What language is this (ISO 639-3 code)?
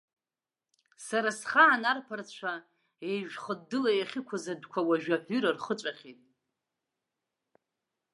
abk